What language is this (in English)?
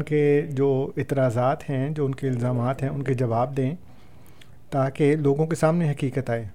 Urdu